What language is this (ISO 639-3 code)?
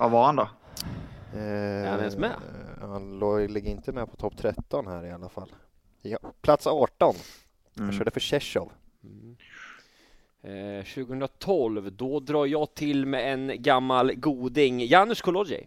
swe